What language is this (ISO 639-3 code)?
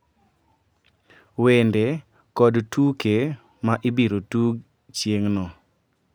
luo